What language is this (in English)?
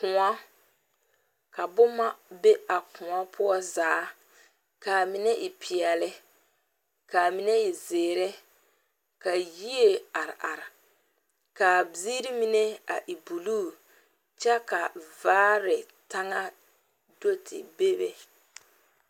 Southern Dagaare